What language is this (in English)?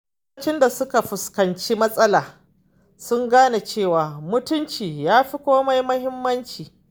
Hausa